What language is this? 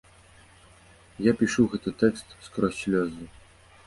Belarusian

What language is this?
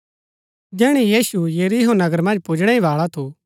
Gaddi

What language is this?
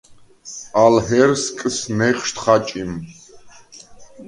Svan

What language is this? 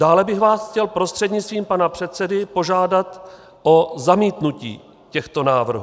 Czech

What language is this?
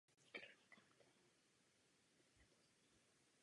Czech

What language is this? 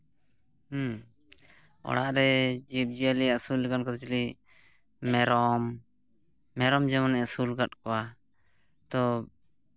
Santali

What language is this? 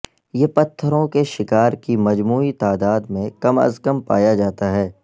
Urdu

